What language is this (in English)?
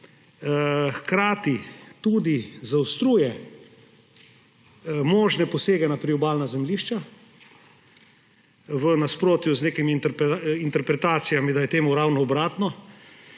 Slovenian